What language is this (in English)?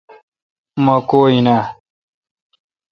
Kalkoti